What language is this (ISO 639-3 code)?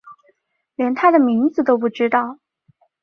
zho